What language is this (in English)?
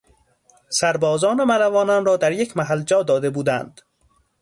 Persian